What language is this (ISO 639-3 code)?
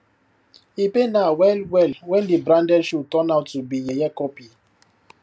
pcm